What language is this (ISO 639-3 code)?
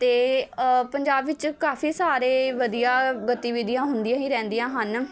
pan